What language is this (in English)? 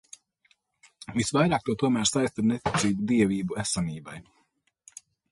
Latvian